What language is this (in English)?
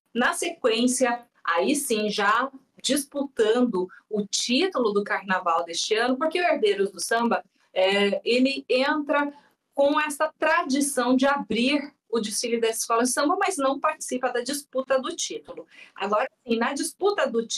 Portuguese